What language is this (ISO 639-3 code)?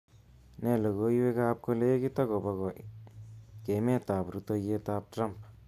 kln